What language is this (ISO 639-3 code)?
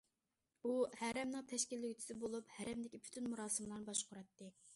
uig